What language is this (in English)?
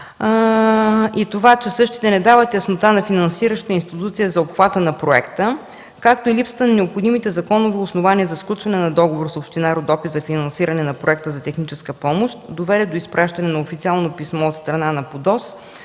Bulgarian